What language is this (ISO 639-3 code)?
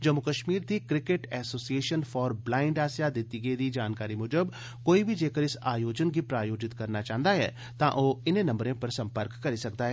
doi